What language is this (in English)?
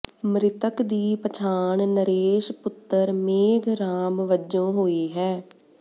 Punjabi